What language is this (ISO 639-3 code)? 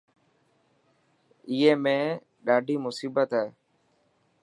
mki